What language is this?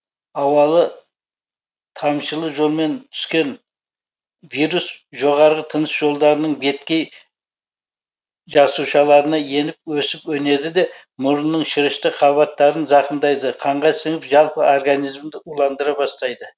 Kazakh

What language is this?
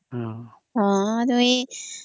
Odia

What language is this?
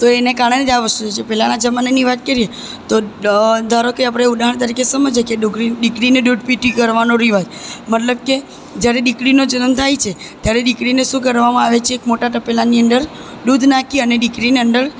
Gujarati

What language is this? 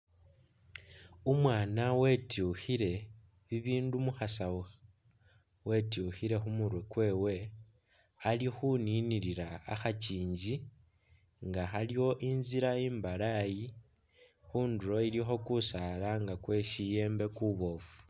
Masaaba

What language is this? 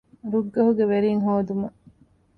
Divehi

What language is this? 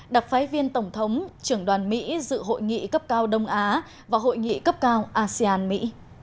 Vietnamese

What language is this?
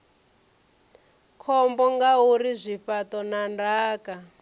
Venda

